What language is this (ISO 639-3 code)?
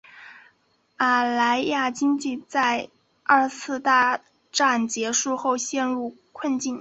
zho